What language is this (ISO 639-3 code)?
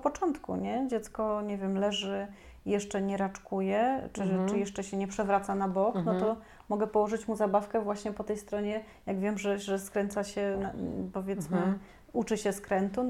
pol